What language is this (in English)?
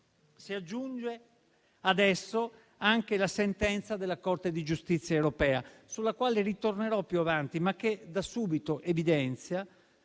Italian